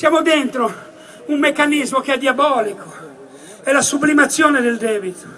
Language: Italian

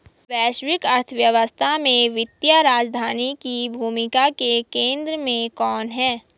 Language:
Hindi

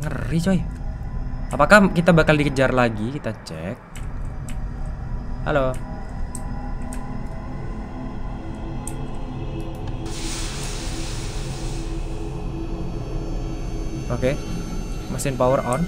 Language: Indonesian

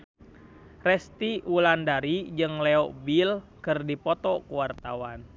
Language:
Sundanese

